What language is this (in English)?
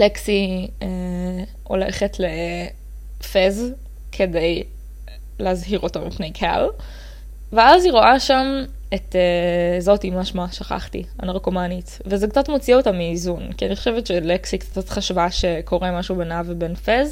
Hebrew